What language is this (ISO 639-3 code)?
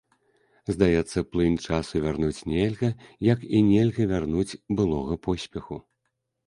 bel